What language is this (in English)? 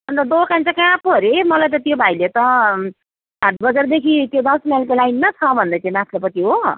Nepali